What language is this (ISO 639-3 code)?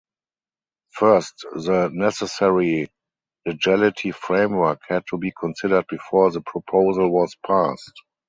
eng